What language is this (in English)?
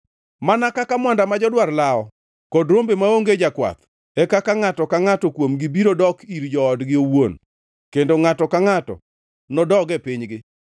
Luo (Kenya and Tanzania)